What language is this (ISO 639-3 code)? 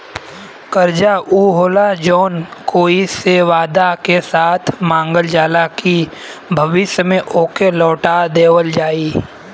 bho